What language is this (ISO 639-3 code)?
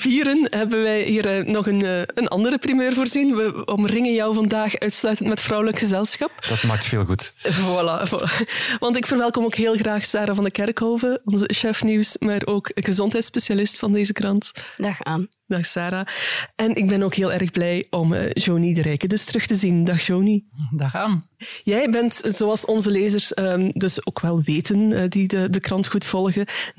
nld